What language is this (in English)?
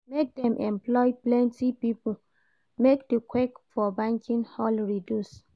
Nigerian Pidgin